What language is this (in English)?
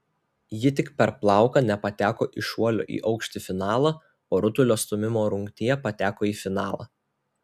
Lithuanian